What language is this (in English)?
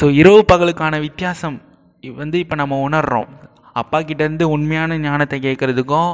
Tamil